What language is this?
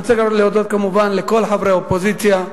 Hebrew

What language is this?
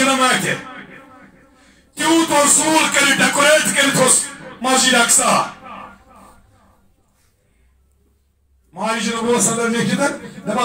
Romanian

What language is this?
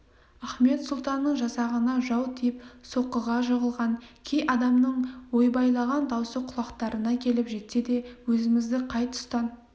Kazakh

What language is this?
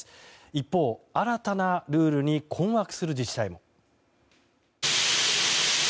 Japanese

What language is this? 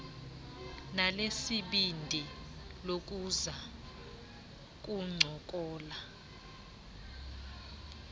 Xhosa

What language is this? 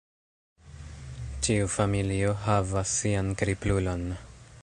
Esperanto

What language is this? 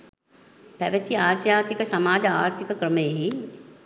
Sinhala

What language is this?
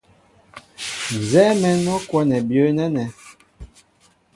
Mbo (Cameroon)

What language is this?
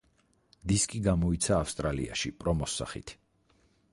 Georgian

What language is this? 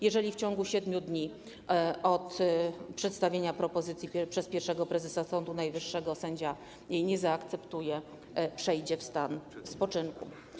Polish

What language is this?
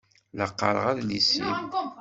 Kabyle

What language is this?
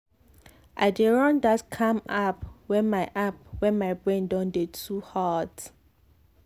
Nigerian Pidgin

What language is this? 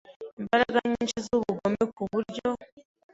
Kinyarwanda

